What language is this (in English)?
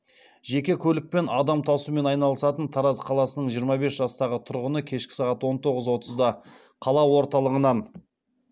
Kazakh